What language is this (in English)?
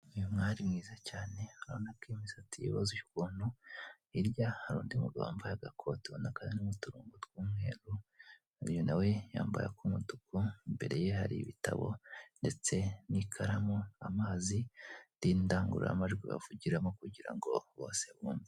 Kinyarwanda